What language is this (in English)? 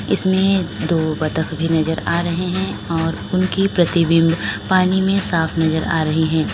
Hindi